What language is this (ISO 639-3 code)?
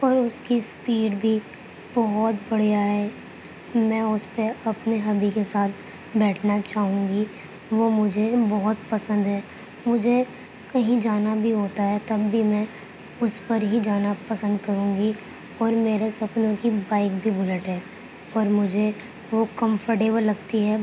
urd